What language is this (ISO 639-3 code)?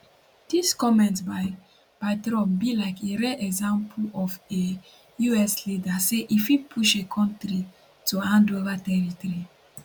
pcm